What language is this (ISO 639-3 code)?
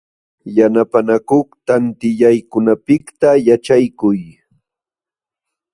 qxw